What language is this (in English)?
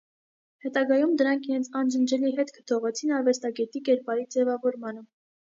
Armenian